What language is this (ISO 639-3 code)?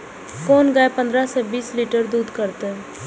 mai